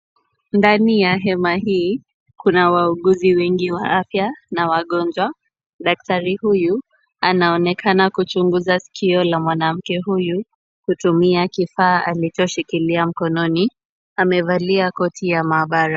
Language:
Swahili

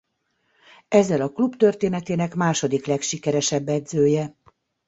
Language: Hungarian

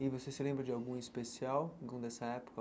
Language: Portuguese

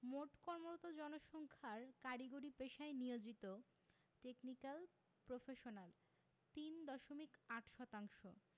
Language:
Bangla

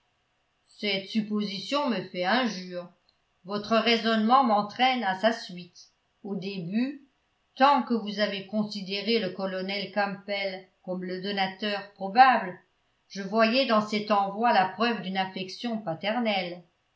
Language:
French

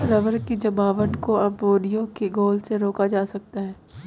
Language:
Hindi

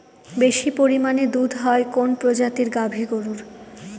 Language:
Bangla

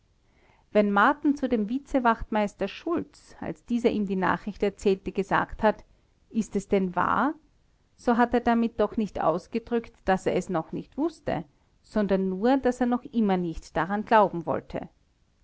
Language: German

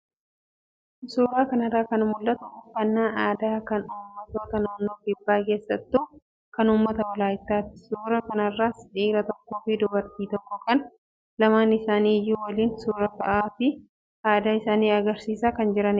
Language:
Oromo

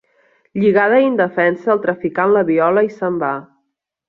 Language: Catalan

